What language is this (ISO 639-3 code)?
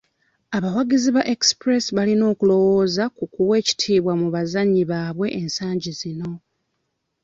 lug